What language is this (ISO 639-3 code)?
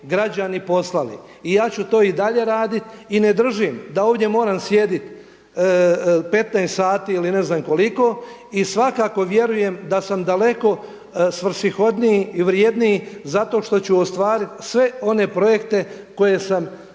hrv